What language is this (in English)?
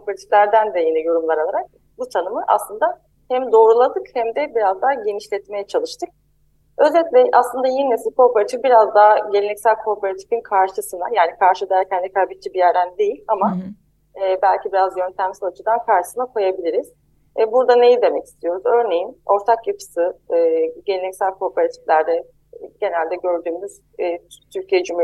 Turkish